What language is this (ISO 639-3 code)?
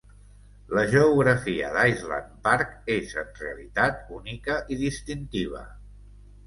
cat